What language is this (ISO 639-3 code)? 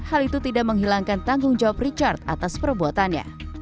ind